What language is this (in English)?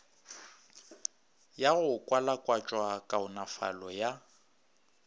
Northern Sotho